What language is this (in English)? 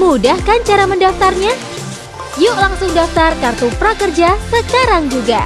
Indonesian